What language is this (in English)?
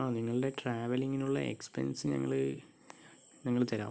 Malayalam